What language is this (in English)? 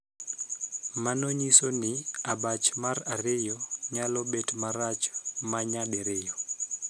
Luo (Kenya and Tanzania)